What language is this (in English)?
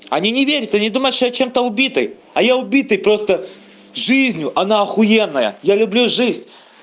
Russian